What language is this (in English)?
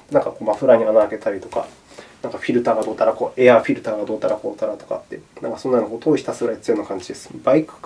Japanese